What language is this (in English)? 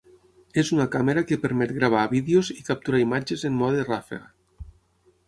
Catalan